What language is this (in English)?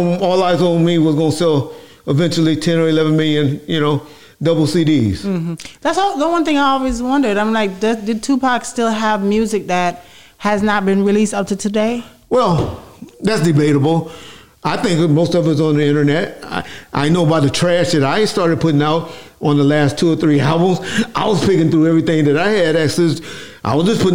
English